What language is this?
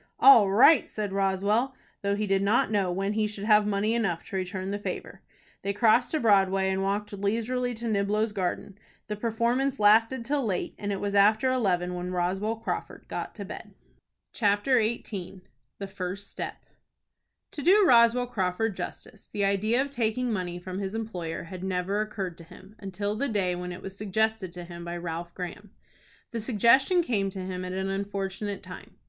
English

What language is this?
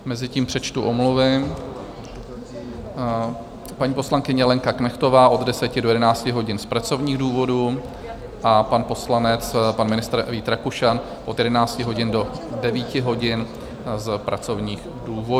Czech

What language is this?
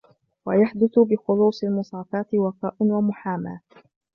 Arabic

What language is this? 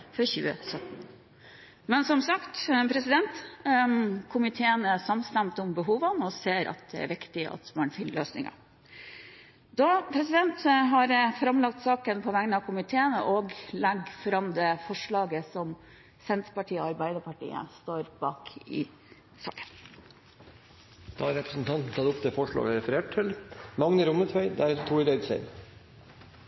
Norwegian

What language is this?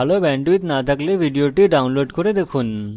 Bangla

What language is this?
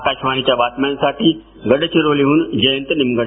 Marathi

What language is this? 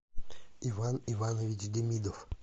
Russian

